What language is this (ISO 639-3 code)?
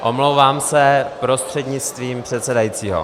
ces